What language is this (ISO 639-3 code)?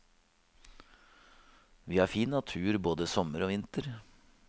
nor